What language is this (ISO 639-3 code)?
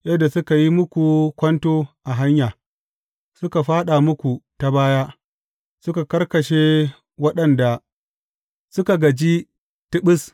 hau